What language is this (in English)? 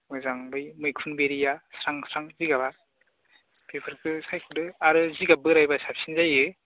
Bodo